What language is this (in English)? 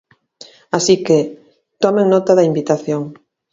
Galician